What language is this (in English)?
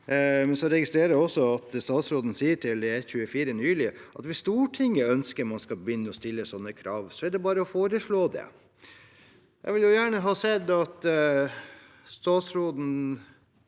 Norwegian